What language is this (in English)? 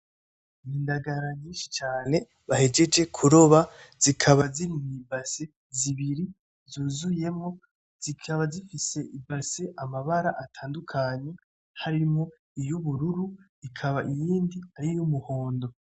Rundi